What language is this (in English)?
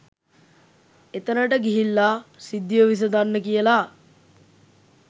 Sinhala